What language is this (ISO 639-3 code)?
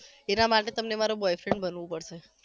guj